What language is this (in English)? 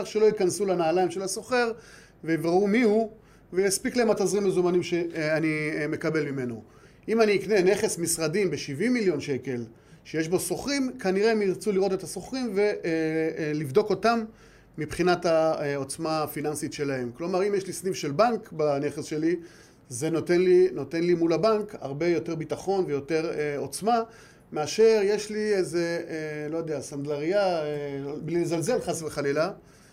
Hebrew